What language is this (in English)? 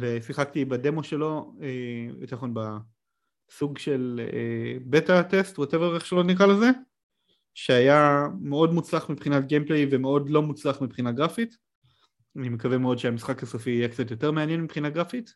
Hebrew